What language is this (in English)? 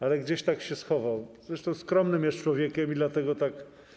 Polish